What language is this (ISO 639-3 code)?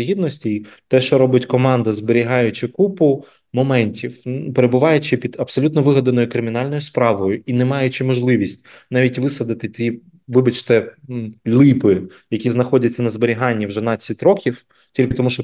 ukr